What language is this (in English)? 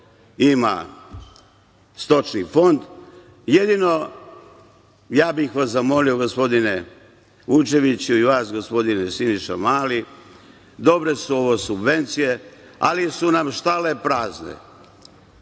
Serbian